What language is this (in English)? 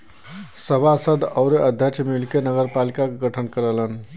Bhojpuri